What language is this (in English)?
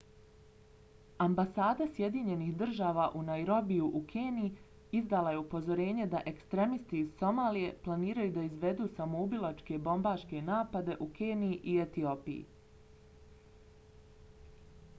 Bosnian